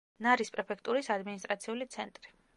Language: Georgian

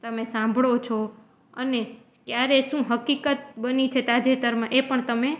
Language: Gujarati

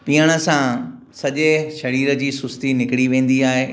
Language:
Sindhi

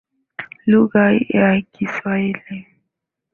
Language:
Swahili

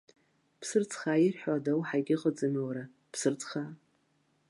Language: Abkhazian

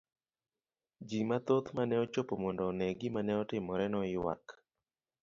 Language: Luo (Kenya and Tanzania)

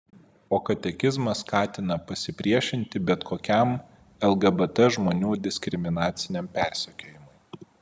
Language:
Lithuanian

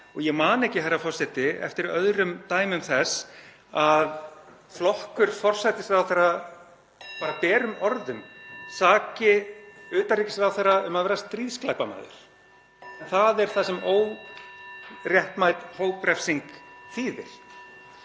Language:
Icelandic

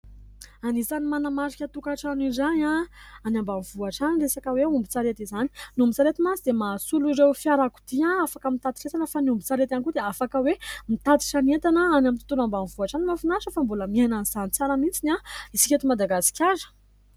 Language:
Malagasy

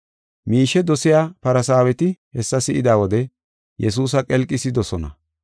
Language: Gofa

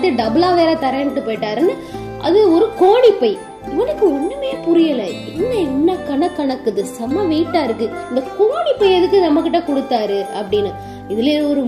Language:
Tamil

